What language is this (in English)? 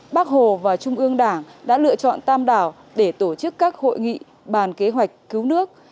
Vietnamese